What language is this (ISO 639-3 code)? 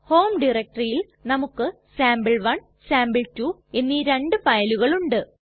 mal